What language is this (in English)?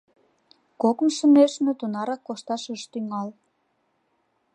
Mari